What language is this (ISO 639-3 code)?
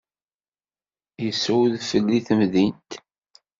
kab